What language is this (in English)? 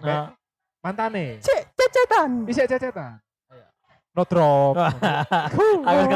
Indonesian